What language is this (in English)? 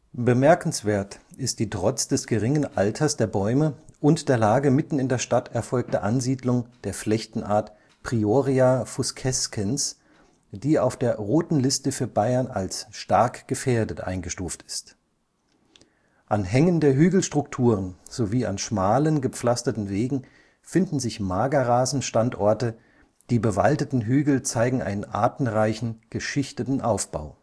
German